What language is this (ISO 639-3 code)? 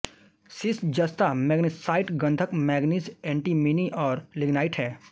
hin